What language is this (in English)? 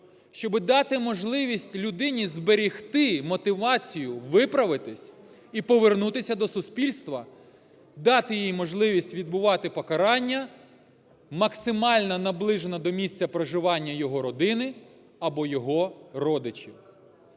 Ukrainian